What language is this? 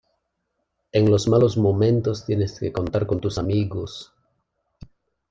Spanish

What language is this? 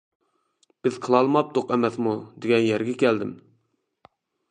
Uyghur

